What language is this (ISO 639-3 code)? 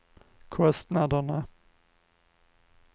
swe